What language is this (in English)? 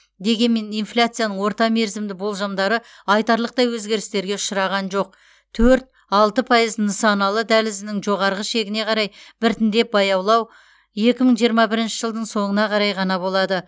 Kazakh